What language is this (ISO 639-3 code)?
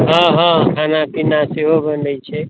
mai